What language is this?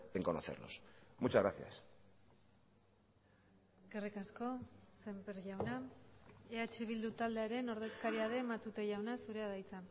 Basque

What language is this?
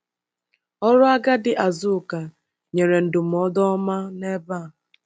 Igbo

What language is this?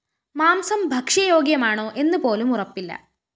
Malayalam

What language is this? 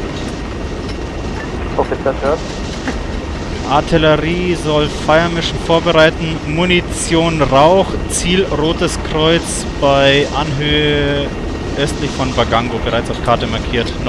German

